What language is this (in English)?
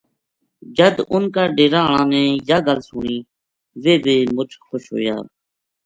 Gujari